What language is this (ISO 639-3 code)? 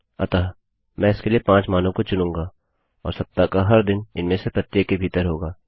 hin